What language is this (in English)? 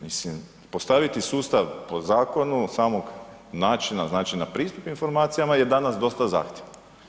Croatian